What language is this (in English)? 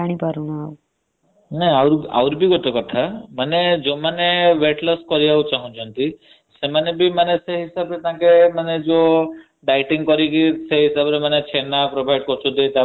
Odia